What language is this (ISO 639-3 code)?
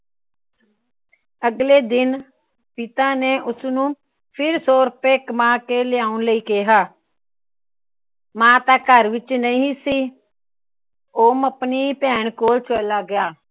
pan